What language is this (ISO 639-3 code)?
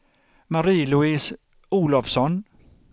swe